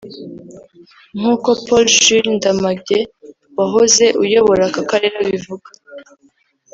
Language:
Kinyarwanda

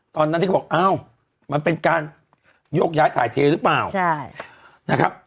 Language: Thai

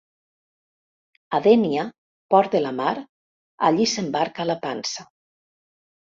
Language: Catalan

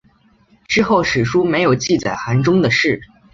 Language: Chinese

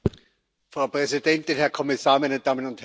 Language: German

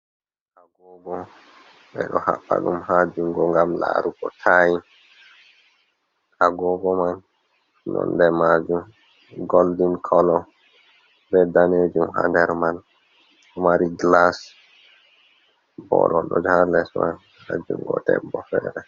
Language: Fula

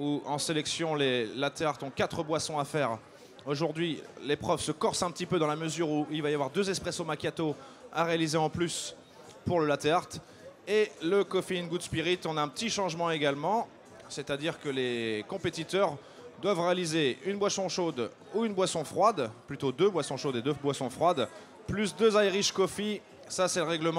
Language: French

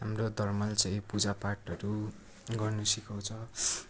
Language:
Nepali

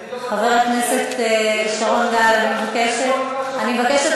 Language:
Hebrew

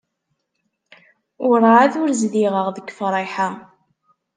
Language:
Kabyle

